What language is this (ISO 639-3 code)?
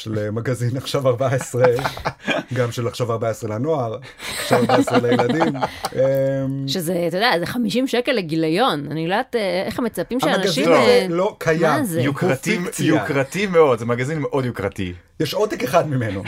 heb